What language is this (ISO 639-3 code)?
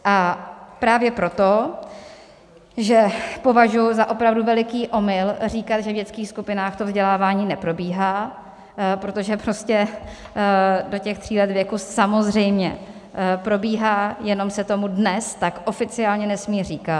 ces